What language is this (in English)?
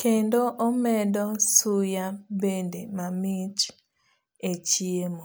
Luo (Kenya and Tanzania)